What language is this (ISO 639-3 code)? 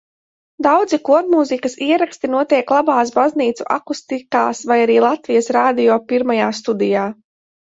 lav